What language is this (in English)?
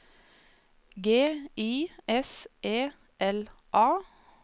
Norwegian